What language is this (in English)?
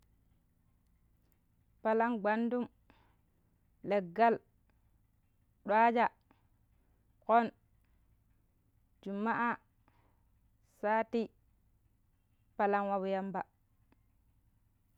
Pero